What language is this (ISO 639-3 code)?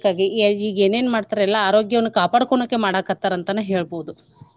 kan